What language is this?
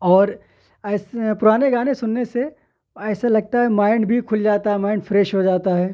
Urdu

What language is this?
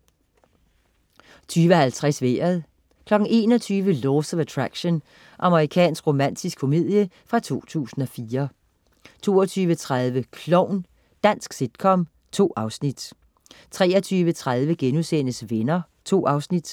Danish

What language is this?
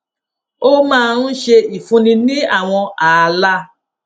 Yoruba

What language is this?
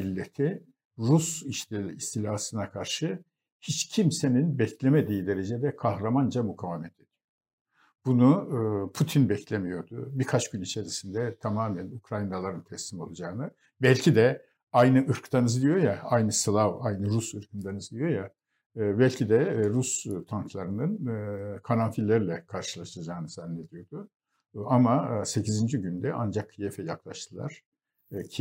Turkish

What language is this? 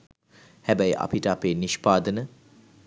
Sinhala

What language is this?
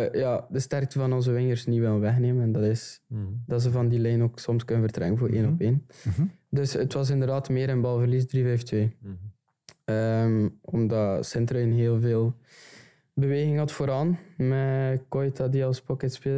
Dutch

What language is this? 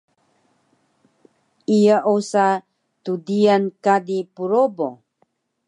Taroko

